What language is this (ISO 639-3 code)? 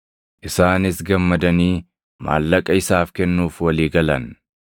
orm